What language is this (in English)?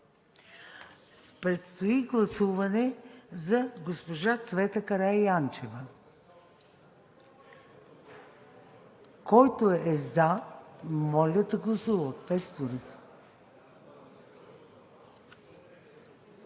Bulgarian